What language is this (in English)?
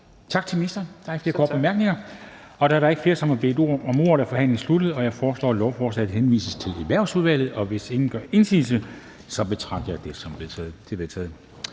Danish